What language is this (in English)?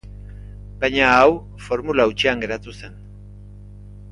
Basque